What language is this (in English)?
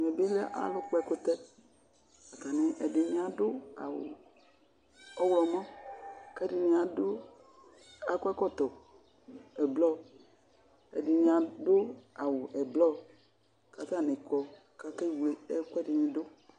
Ikposo